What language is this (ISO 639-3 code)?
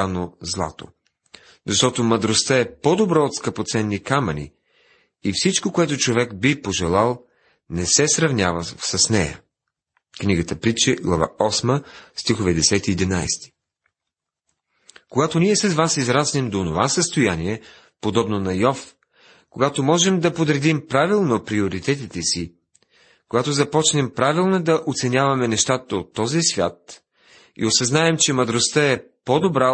bul